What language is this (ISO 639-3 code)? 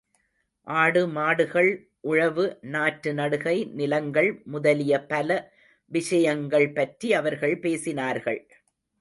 tam